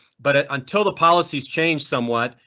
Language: English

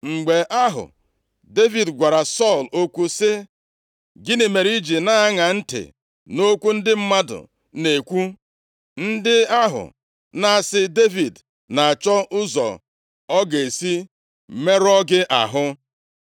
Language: Igbo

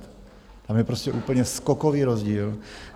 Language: Czech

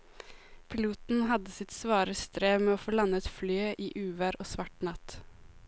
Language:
Norwegian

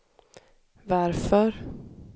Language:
Swedish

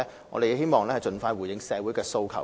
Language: Cantonese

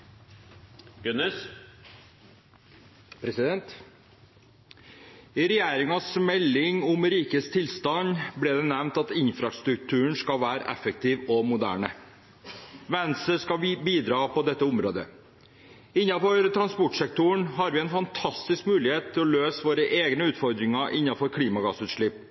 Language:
Norwegian Bokmål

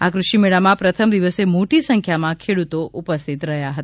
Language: Gujarati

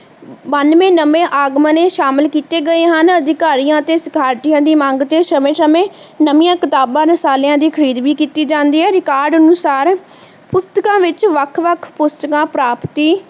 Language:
Punjabi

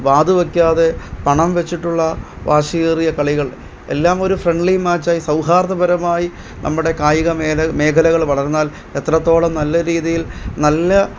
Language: Malayalam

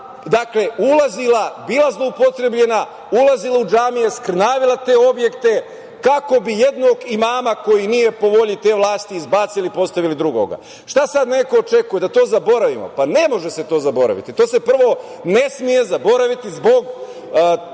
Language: Serbian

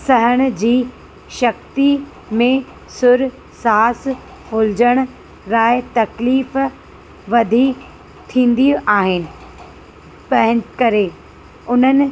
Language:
Sindhi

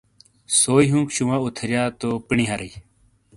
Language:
Shina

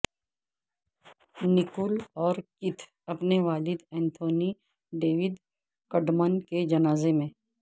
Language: Urdu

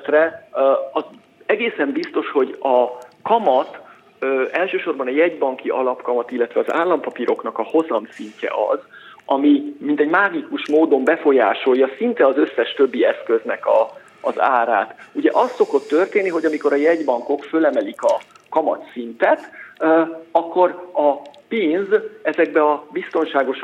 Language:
Hungarian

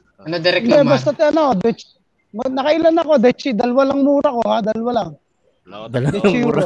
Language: Filipino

